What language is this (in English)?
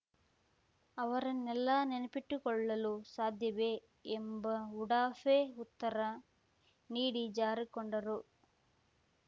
Kannada